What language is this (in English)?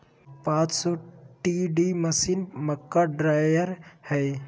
Magahi